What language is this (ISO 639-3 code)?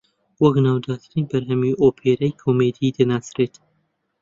ckb